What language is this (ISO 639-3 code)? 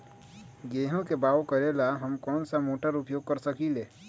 mag